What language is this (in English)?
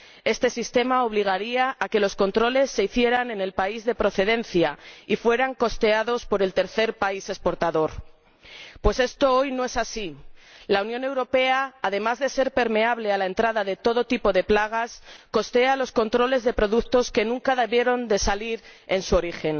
Spanish